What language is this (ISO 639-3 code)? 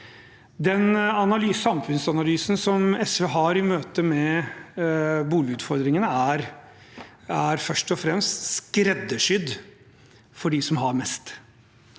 nor